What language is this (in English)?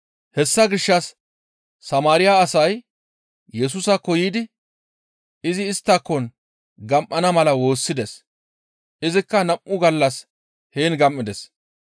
Gamo